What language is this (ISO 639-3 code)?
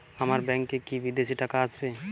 ben